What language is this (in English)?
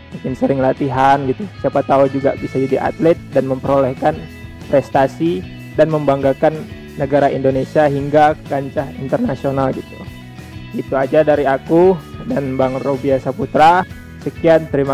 Indonesian